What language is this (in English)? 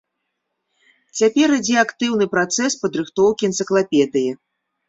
Belarusian